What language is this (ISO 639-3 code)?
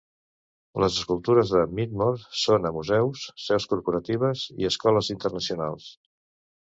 cat